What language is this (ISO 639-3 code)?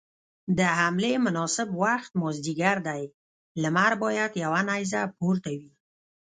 pus